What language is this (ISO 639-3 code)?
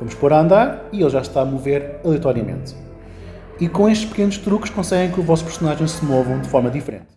por